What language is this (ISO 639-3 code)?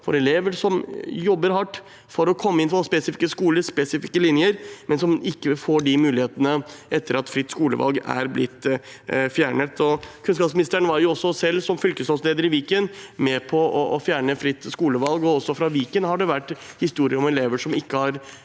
nor